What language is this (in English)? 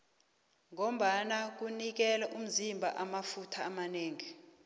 South Ndebele